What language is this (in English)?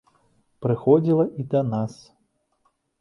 Belarusian